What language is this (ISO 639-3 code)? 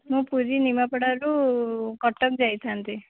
ori